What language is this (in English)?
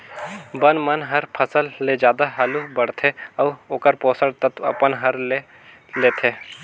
Chhattisgarhi